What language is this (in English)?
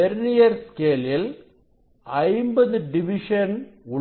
Tamil